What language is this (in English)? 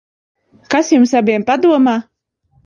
Latvian